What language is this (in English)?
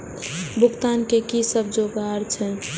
Maithili